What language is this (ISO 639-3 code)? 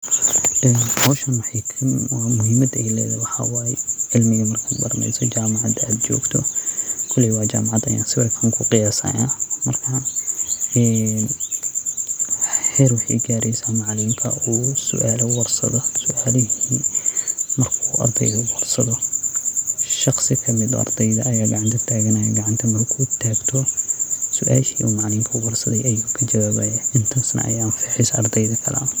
som